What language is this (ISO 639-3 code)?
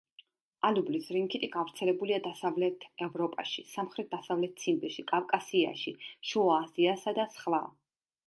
kat